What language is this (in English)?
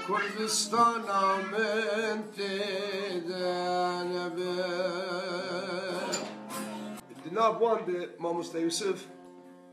Arabic